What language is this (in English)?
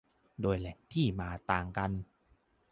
Thai